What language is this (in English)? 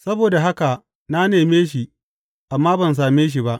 Hausa